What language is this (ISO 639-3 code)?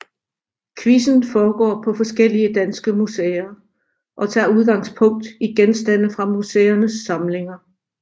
dan